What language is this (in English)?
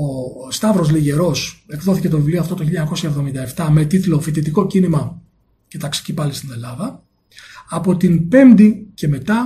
Greek